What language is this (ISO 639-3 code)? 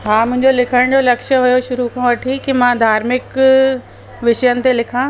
snd